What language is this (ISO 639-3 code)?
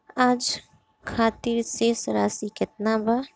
bho